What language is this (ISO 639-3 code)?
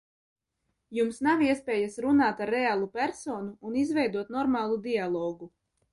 lav